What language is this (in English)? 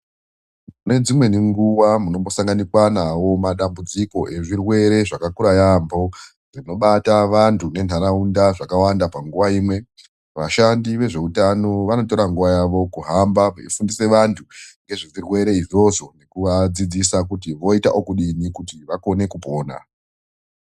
Ndau